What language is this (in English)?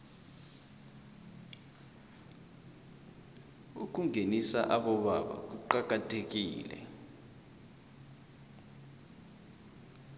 South Ndebele